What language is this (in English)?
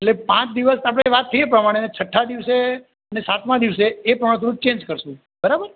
Gujarati